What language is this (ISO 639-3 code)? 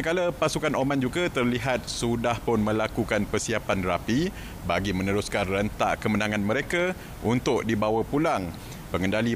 msa